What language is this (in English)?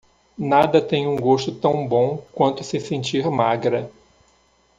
Portuguese